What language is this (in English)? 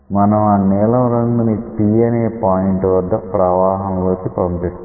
Telugu